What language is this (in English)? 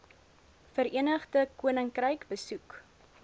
Afrikaans